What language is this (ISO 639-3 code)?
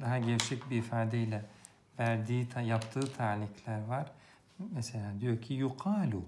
tur